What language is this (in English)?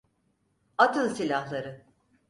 Turkish